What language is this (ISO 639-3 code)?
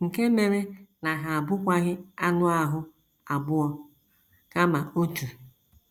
ibo